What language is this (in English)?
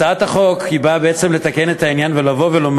Hebrew